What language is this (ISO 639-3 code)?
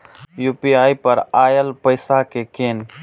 mai